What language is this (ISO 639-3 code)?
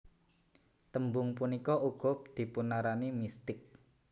jav